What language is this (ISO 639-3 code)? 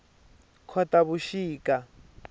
tso